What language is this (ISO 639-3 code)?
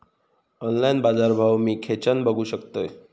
mar